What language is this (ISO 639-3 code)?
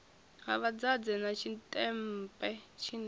ven